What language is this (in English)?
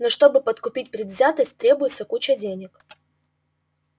Russian